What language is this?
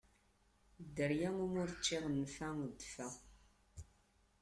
Kabyle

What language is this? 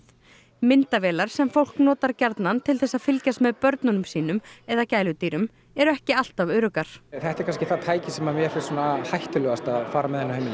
Icelandic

